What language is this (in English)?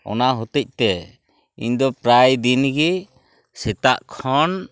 Santali